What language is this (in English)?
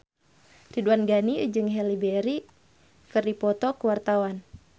Sundanese